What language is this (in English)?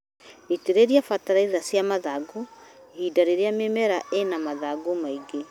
Kikuyu